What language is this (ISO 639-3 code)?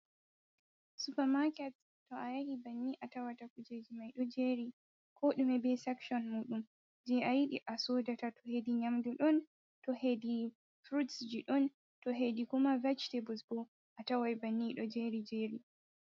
ful